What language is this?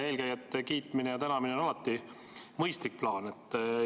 Estonian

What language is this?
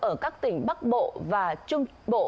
Vietnamese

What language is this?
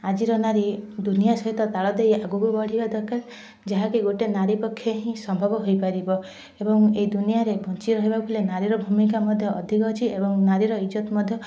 Odia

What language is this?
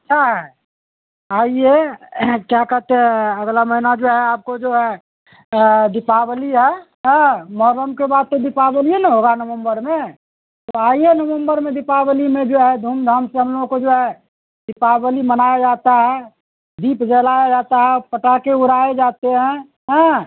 Urdu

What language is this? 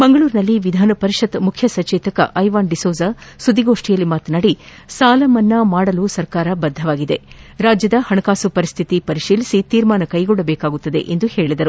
Kannada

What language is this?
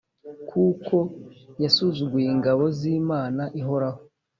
Kinyarwanda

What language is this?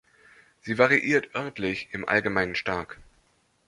German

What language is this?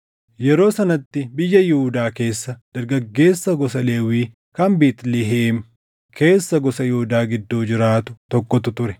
Oromo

